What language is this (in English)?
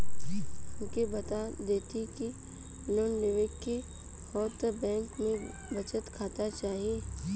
Bhojpuri